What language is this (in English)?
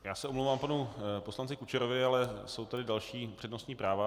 Czech